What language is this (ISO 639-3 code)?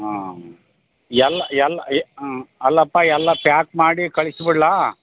kan